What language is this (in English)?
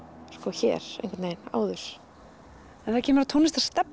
Icelandic